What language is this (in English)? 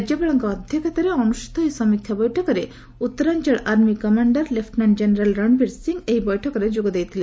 Odia